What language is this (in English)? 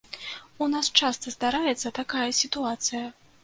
Belarusian